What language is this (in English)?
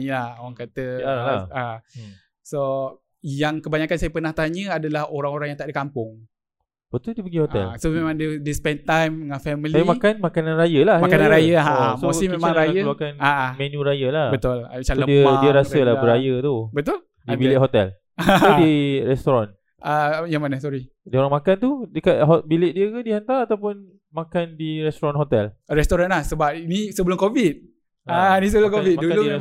Malay